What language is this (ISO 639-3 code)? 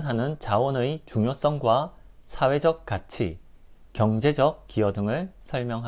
kor